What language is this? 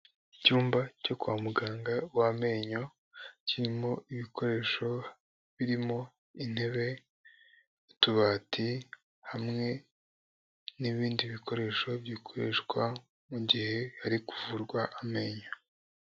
Kinyarwanda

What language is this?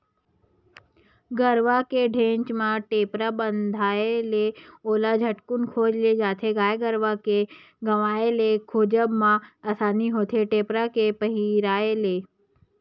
Chhattisgarhi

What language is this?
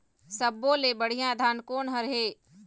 Chhattisgarhi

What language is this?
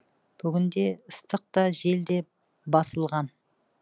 Kazakh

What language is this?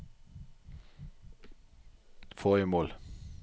Norwegian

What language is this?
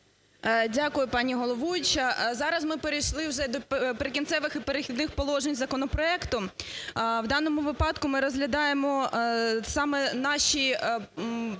Ukrainian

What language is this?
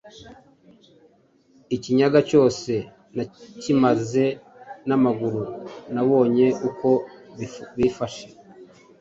Kinyarwanda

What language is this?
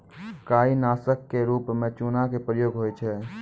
Maithili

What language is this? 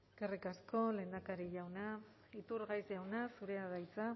Basque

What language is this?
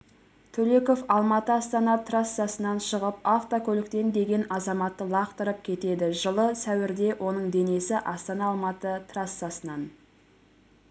Kazakh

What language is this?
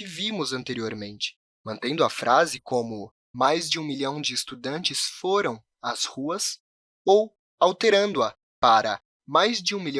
Portuguese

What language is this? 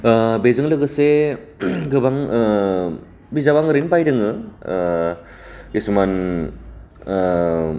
Bodo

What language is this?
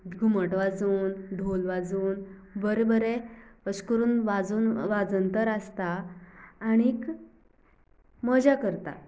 Konkani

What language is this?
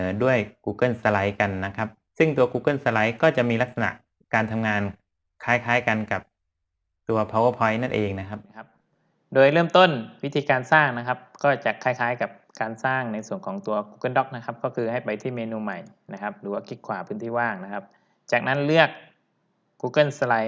Thai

